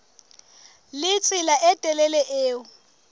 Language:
Southern Sotho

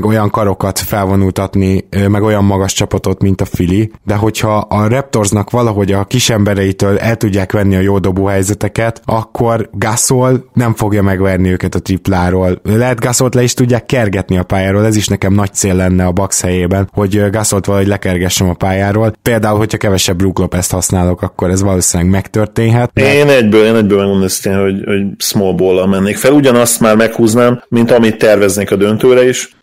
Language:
Hungarian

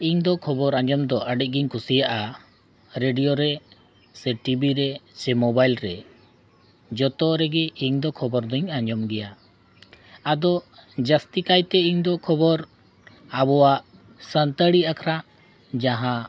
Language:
Santali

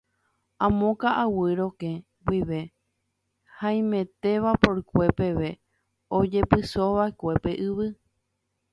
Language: Guarani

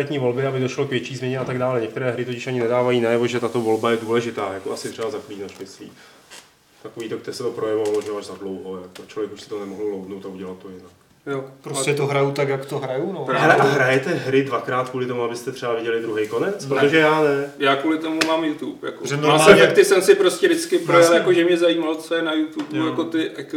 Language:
Czech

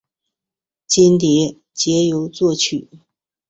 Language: Chinese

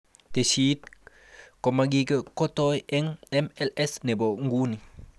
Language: Kalenjin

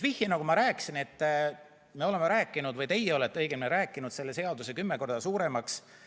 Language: Estonian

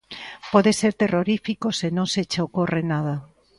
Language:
Galician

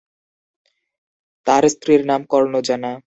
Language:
Bangla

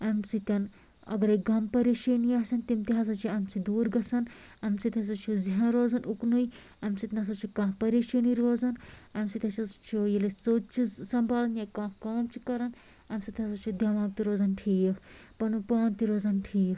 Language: Kashmiri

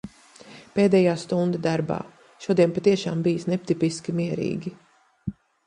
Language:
Latvian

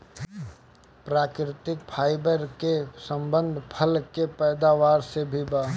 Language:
Bhojpuri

